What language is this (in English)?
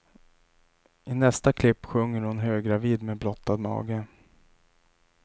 Swedish